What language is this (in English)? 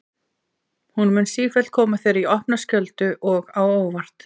Icelandic